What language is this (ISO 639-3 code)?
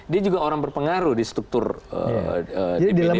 ind